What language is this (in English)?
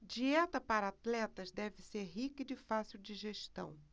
Portuguese